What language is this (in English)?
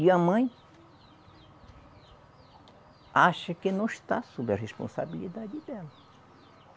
Portuguese